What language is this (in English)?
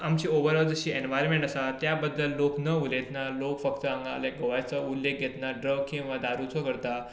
Konkani